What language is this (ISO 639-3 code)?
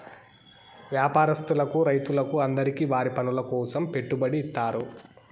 tel